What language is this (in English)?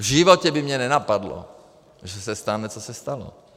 Czech